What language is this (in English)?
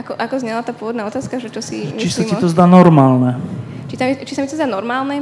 Slovak